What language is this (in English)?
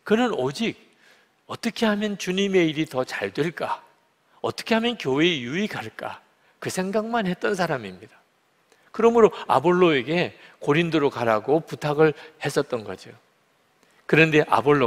Korean